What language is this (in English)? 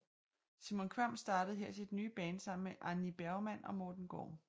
Danish